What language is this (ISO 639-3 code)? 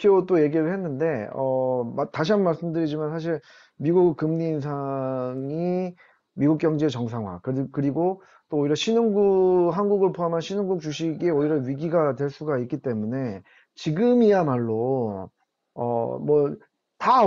kor